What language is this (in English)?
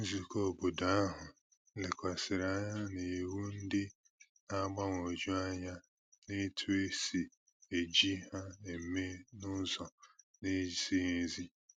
Igbo